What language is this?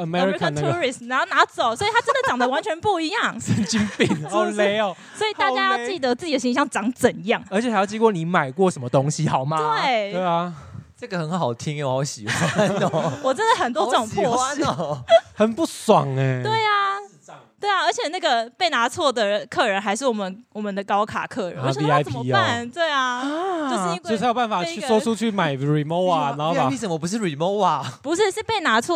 Chinese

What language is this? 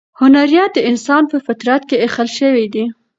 Pashto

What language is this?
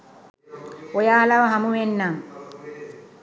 Sinhala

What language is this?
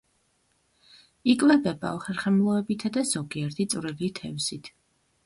Georgian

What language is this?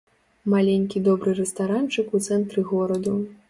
Belarusian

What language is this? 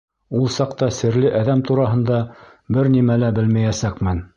Bashkir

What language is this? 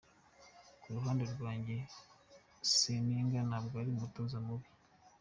Kinyarwanda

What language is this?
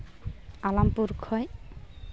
Santali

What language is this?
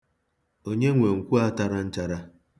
Igbo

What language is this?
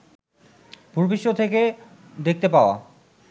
Bangla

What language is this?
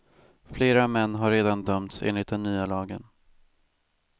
Swedish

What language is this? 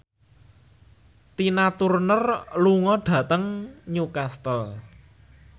Javanese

